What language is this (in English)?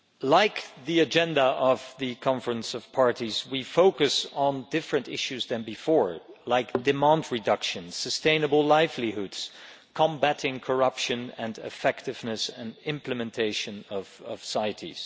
English